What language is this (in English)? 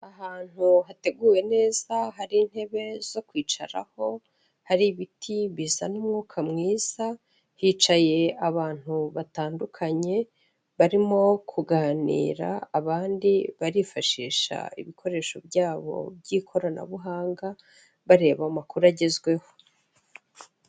Kinyarwanda